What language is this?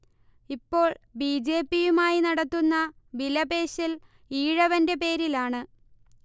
Malayalam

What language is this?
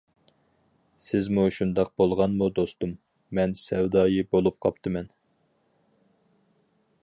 Uyghur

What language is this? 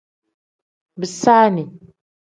Tem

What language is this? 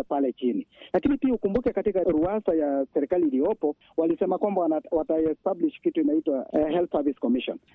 Swahili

